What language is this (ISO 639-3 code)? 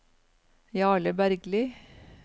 nor